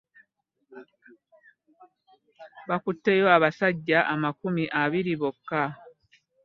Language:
Ganda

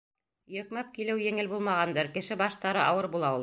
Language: Bashkir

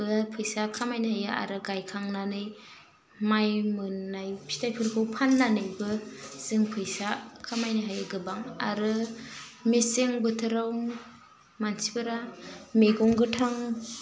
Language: Bodo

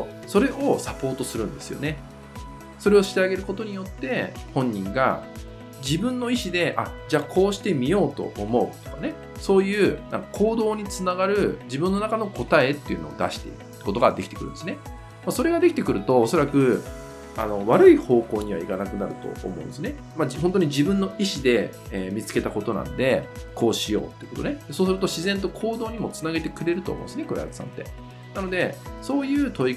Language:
Japanese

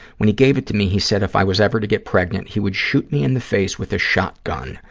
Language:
English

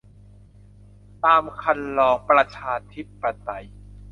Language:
Thai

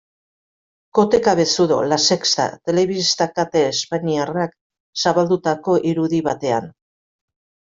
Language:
Basque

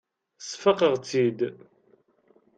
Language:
Kabyle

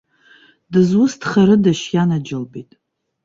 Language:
Abkhazian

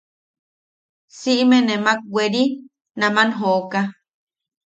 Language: Yaqui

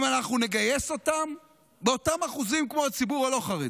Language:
Hebrew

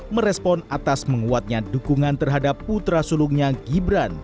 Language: Indonesian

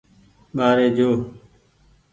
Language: Goaria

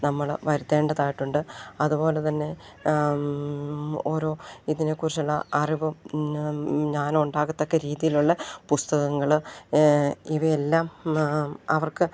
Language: Malayalam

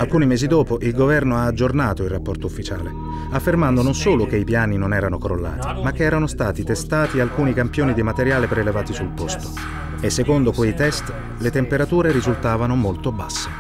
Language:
Italian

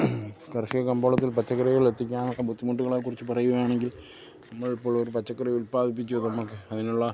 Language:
Malayalam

